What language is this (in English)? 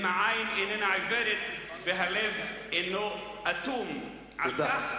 Hebrew